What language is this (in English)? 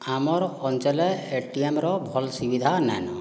Odia